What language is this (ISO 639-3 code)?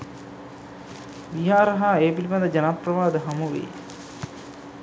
sin